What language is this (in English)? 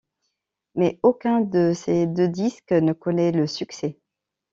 French